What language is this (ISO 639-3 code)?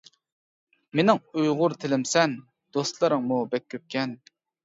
uig